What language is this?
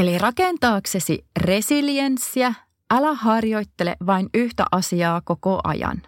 Finnish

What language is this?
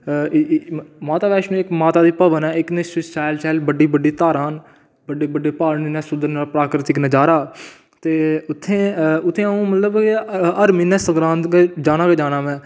Dogri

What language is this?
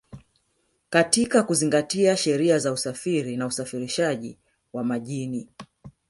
Swahili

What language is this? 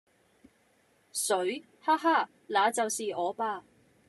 Cantonese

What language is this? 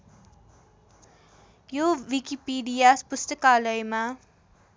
Nepali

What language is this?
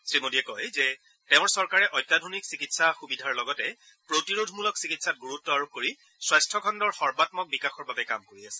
Assamese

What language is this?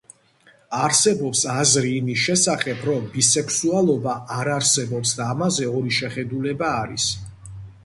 Georgian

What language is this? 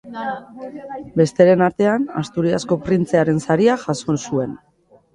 Basque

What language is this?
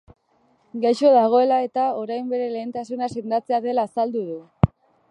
Basque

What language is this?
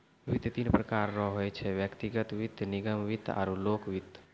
Maithili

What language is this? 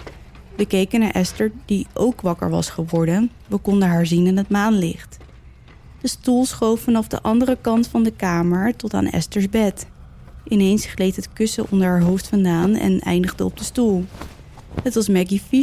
Dutch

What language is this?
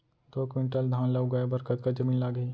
Chhattisgarhi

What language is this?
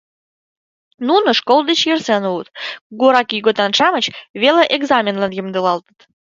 Mari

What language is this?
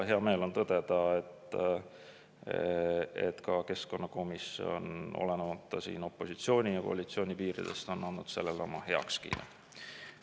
Estonian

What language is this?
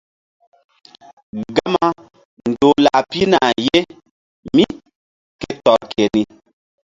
Mbum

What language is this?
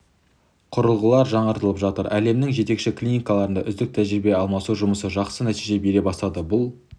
Kazakh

